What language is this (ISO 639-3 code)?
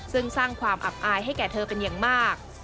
tha